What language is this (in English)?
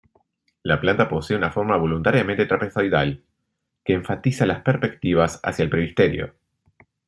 Spanish